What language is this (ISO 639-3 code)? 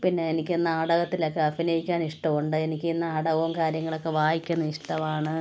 mal